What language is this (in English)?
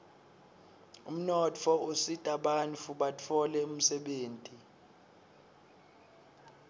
Swati